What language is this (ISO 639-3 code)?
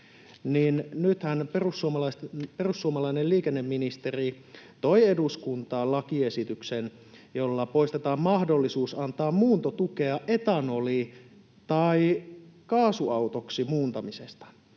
fin